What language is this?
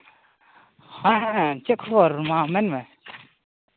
Santali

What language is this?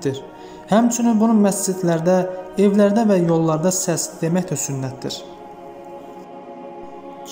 Turkish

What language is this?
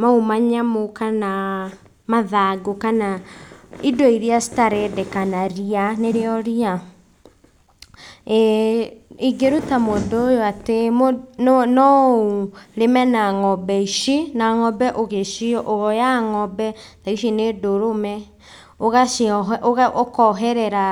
Kikuyu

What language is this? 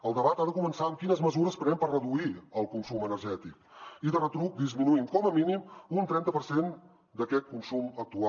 Catalan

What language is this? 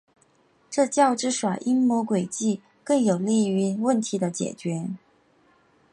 Chinese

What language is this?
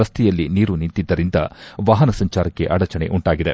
Kannada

